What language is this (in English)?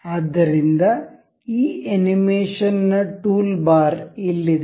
Kannada